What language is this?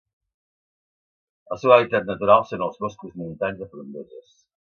Catalan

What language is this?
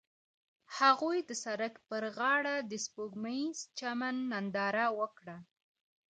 Pashto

